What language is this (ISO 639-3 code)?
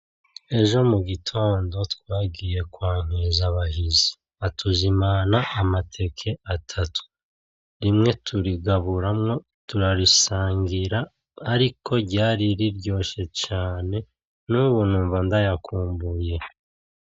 run